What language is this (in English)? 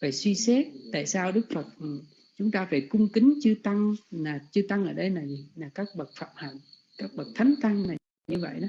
Vietnamese